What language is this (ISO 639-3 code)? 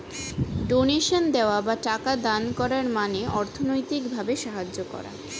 ben